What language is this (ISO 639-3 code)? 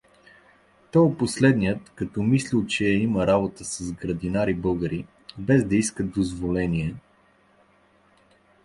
bul